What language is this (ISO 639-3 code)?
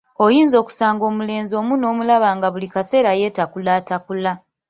lug